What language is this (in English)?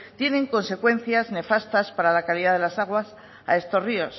Spanish